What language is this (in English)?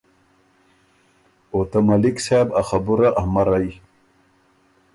Ormuri